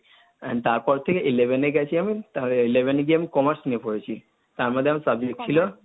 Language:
Bangla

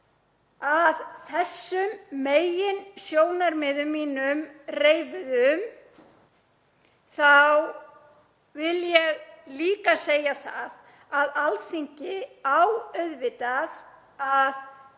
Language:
Icelandic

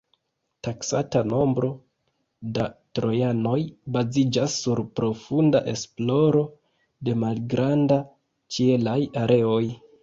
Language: Esperanto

